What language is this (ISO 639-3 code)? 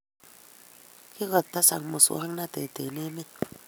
kln